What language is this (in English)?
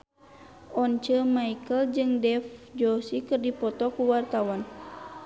Sundanese